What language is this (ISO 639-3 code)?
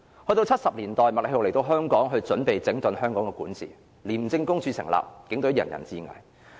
yue